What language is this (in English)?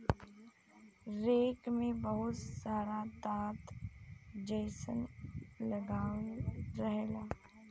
Bhojpuri